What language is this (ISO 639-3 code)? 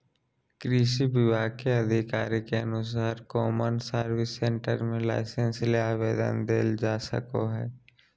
mag